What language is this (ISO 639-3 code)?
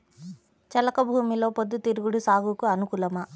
tel